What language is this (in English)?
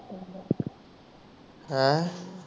Punjabi